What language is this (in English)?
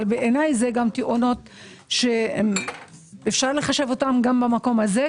Hebrew